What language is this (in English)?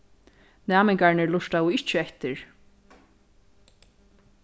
Faroese